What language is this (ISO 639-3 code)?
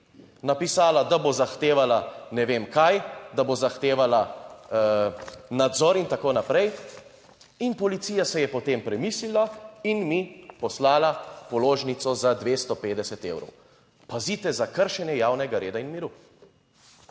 slv